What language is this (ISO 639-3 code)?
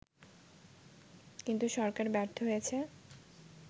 ben